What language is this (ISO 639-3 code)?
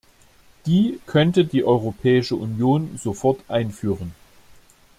deu